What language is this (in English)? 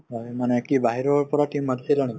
Assamese